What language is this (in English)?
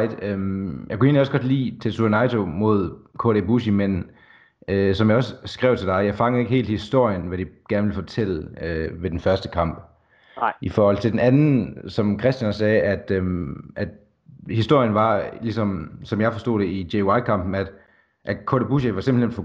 Danish